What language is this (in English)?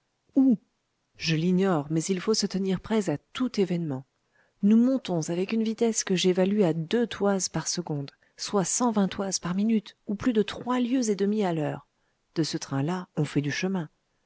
French